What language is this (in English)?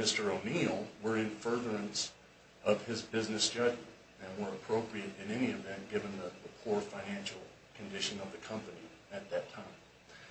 English